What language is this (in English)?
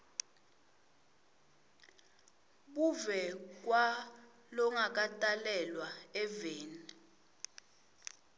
Swati